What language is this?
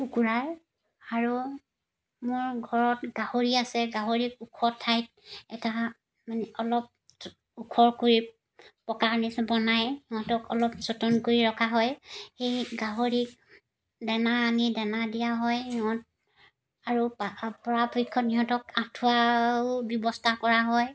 Assamese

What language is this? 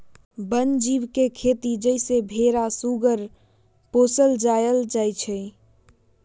Magahi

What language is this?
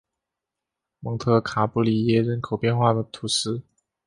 Chinese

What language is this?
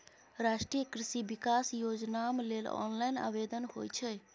Maithili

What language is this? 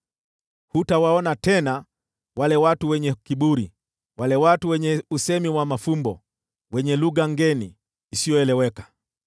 Swahili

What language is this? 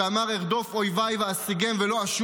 Hebrew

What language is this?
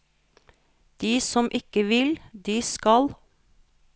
Norwegian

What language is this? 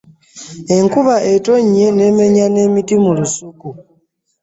Ganda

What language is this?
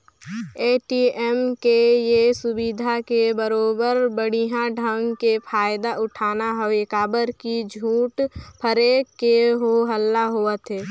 Chhattisgarhi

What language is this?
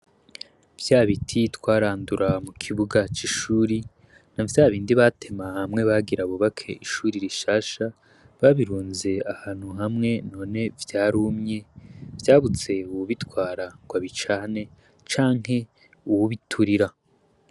Rundi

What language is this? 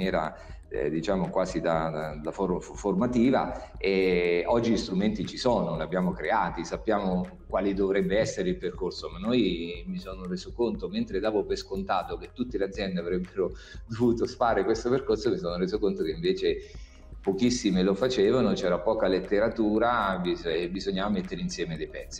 Italian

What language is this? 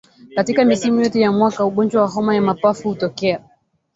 Swahili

